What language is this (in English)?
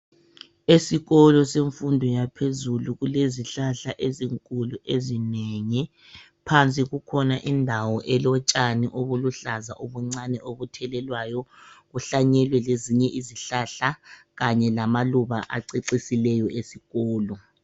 North Ndebele